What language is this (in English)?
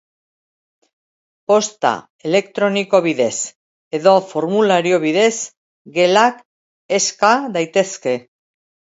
Basque